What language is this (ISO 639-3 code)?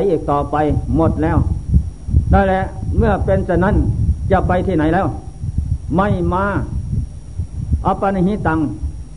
tha